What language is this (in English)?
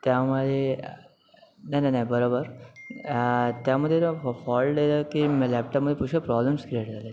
Marathi